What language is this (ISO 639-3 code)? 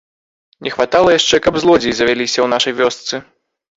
bel